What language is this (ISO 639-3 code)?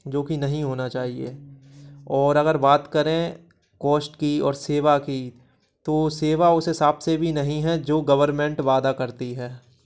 hin